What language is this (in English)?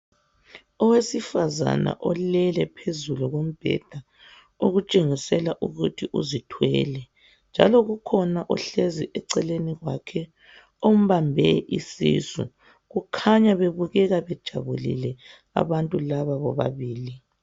North Ndebele